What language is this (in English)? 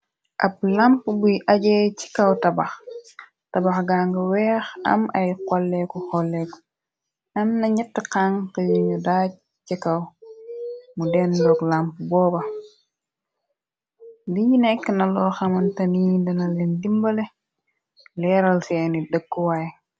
Wolof